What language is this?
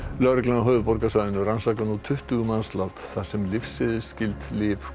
Icelandic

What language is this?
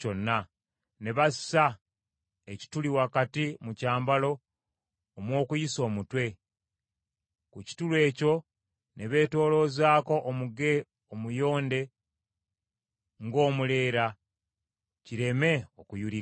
Ganda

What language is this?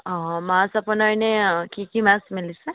Assamese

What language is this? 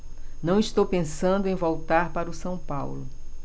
Portuguese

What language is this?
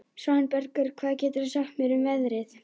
Icelandic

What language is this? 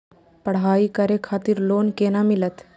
Maithili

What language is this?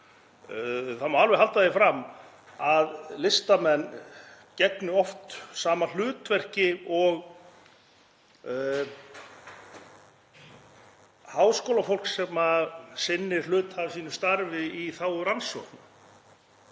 Icelandic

